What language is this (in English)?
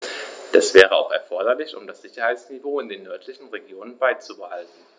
German